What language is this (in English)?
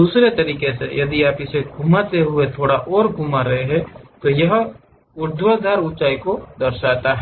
Hindi